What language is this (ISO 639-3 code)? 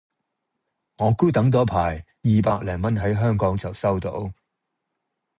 yue